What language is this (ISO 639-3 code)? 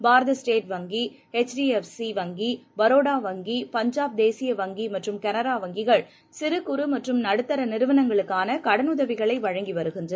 tam